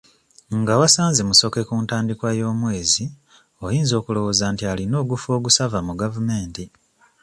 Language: Ganda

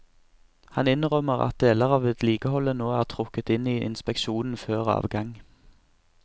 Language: Norwegian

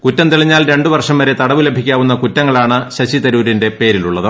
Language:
Malayalam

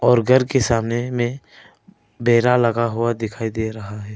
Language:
Hindi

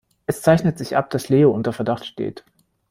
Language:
German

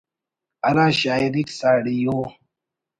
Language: Brahui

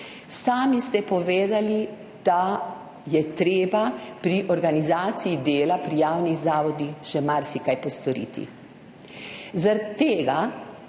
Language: Slovenian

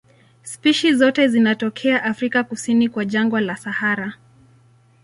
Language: Swahili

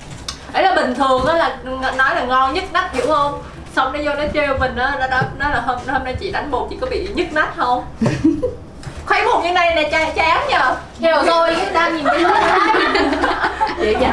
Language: Vietnamese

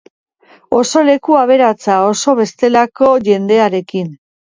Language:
Basque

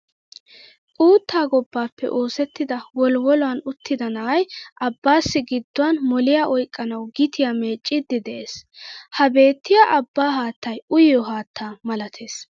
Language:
Wolaytta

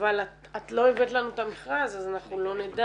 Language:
Hebrew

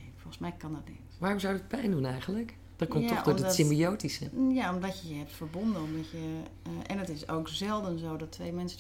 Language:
Dutch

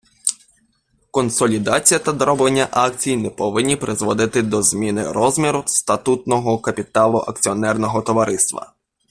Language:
Ukrainian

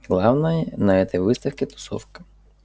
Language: Russian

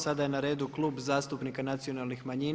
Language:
Croatian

